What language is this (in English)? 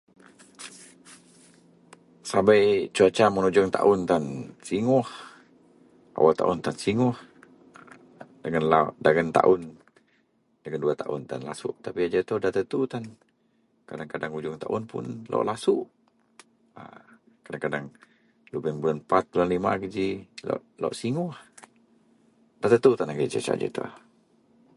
Central Melanau